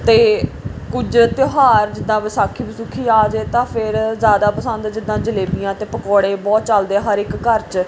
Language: Punjabi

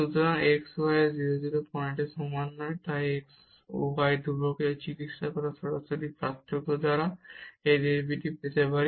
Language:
Bangla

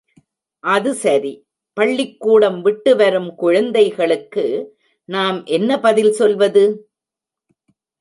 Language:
Tamil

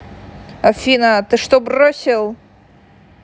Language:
Russian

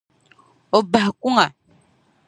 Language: Dagbani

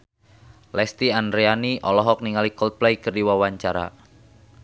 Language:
Sundanese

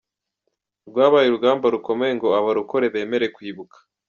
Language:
Kinyarwanda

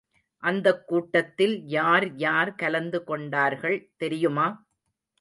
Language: Tamil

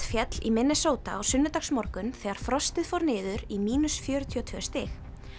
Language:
Icelandic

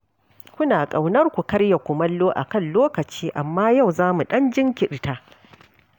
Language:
Hausa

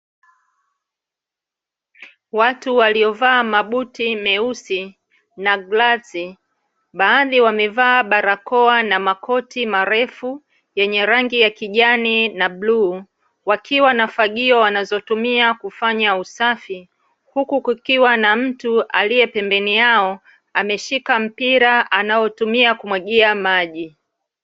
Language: Swahili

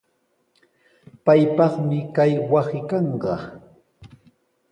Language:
Sihuas Ancash Quechua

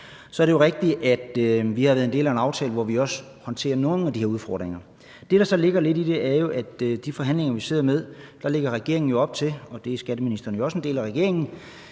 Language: Danish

